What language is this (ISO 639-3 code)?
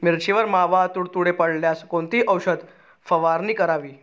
mar